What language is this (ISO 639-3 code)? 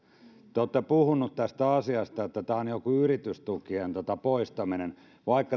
fin